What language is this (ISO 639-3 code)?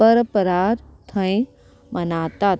kok